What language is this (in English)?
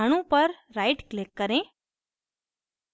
Hindi